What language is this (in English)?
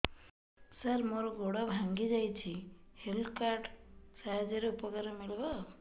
Odia